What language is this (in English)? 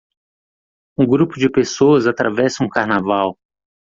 Portuguese